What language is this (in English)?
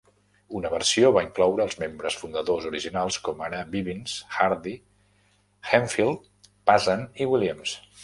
Catalan